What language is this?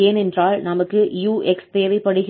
Tamil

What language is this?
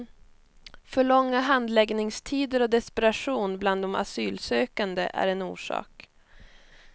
Swedish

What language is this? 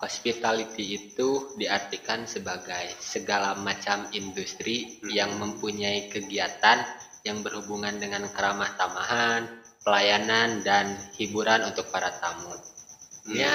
Indonesian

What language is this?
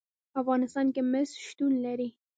Pashto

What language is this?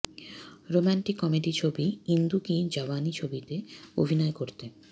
Bangla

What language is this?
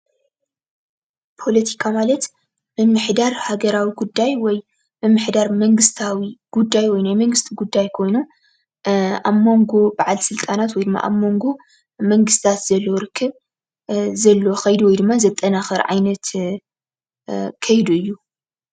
Tigrinya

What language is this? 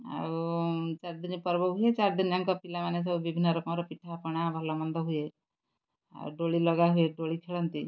Odia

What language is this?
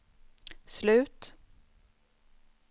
Swedish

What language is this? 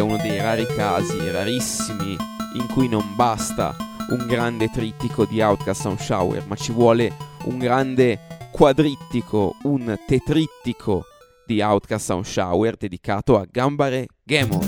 Italian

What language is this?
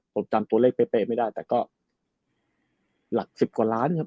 Thai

